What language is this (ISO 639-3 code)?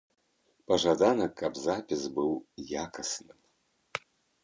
bel